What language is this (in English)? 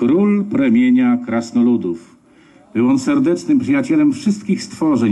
Polish